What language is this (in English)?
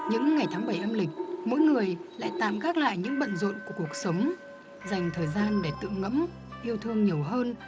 Vietnamese